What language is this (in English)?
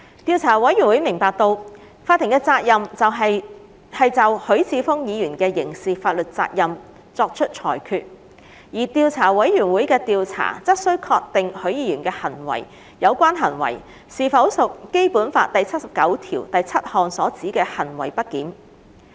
Cantonese